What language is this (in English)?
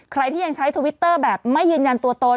Thai